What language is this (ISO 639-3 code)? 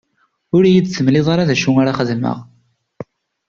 kab